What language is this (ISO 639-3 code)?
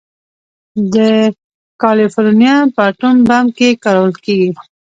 pus